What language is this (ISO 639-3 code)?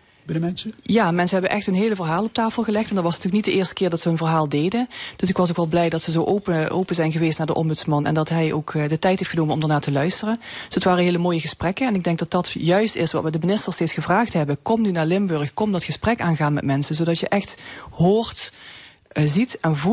nld